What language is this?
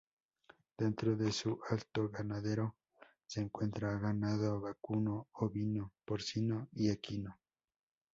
Spanish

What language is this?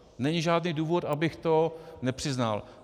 Czech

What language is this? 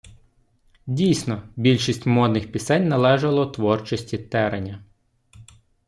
Ukrainian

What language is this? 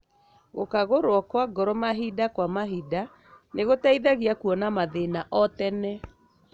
Kikuyu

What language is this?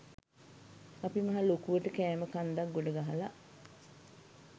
Sinhala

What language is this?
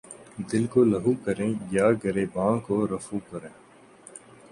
Urdu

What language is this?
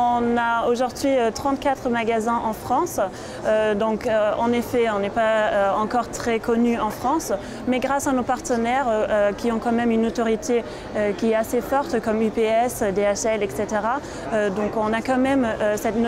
French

